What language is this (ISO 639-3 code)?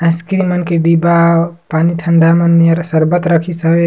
sgj